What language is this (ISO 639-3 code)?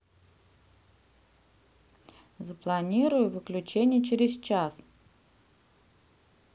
rus